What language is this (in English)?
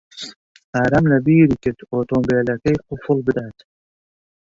Central Kurdish